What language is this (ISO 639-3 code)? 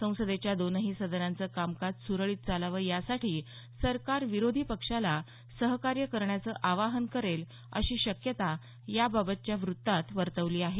mar